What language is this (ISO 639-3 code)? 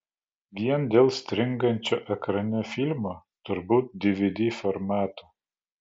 lit